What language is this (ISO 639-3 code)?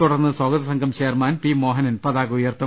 mal